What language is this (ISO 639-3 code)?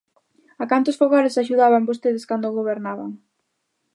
glg